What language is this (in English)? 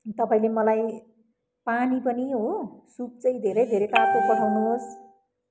Nepali